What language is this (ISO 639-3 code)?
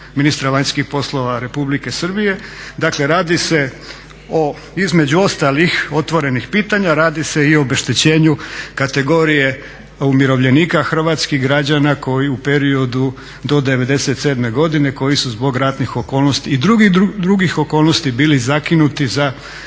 hrv